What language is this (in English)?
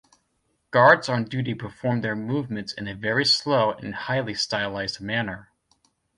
English